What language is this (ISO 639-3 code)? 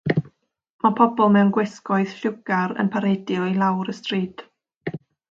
cym